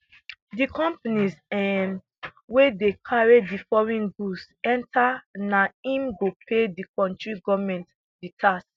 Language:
Nigerian Pidgin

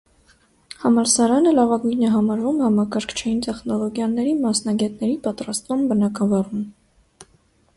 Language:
Armenian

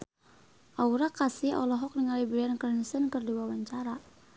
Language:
Sundanese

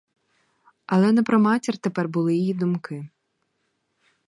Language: Ukrainian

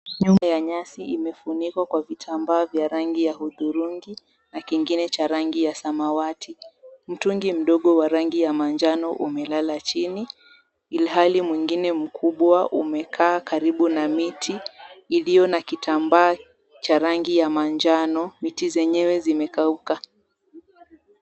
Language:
Swahili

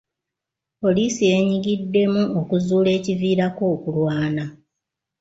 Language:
Ganda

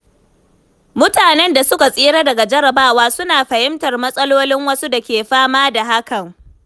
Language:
Hausa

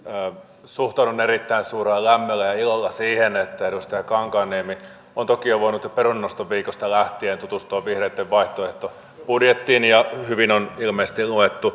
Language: Finnish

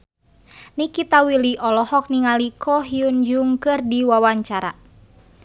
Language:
Sundanese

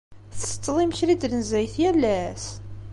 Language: Kabyle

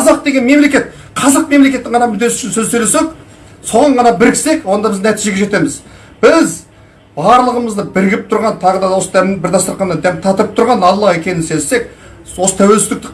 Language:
Kazakh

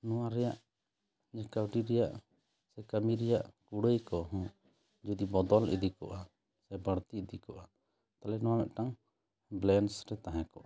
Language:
Santali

